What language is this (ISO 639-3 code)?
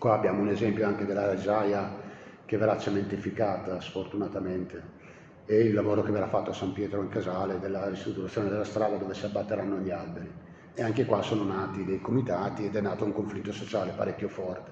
ita